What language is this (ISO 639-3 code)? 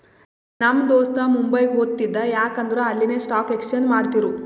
kan